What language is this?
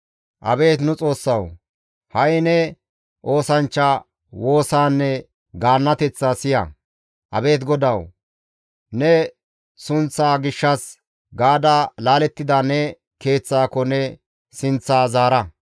Gamo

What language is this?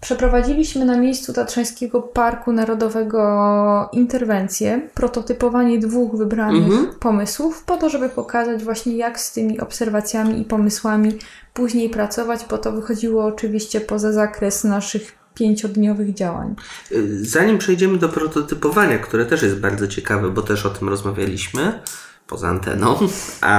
Polish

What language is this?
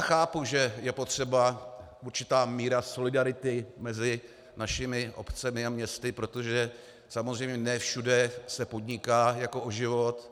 Czech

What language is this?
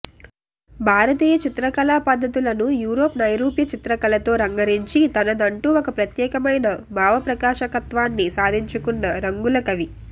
Telugu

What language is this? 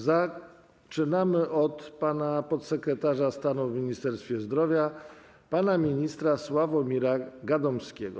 Polish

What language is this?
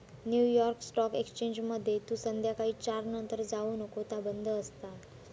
Marathi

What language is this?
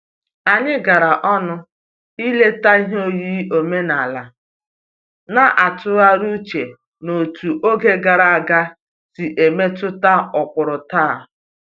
Igbo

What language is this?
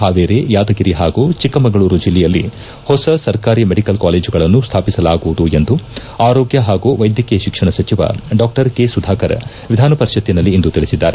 Kannada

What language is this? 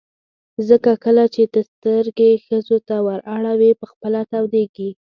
Pashto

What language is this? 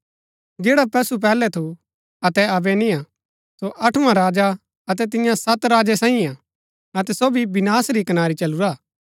Gaddi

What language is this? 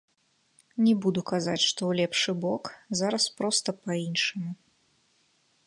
Belarusian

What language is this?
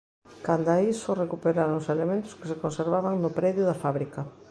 Galician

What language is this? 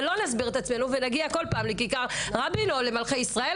Hebrew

